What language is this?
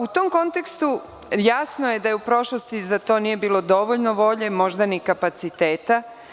Serbian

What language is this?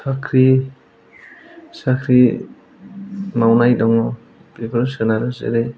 Bodo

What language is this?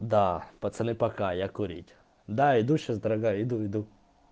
Russian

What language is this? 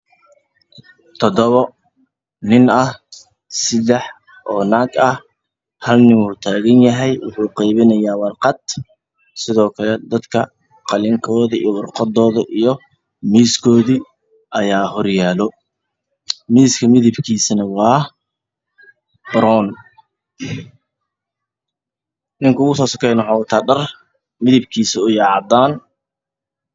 Somali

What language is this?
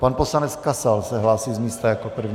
Czech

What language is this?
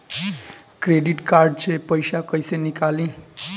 Bhojpuri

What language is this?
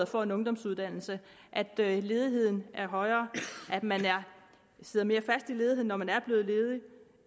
Danish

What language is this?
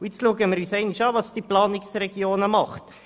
Swiss German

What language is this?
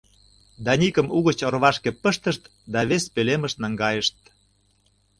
Mari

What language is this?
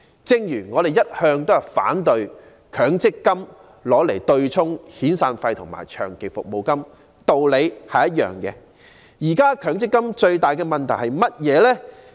Cantonese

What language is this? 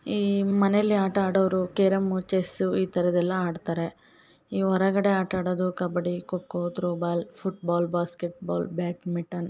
Kannada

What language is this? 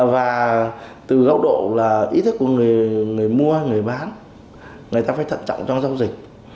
Vietnamese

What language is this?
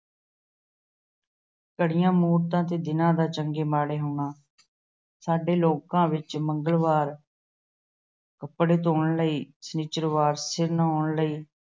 Punjabi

